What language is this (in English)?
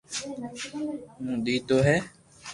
Loarki